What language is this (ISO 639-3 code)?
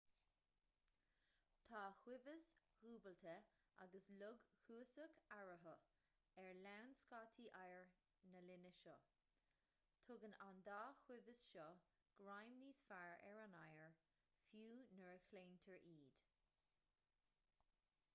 gle